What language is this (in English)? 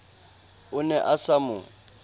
Southern Sotho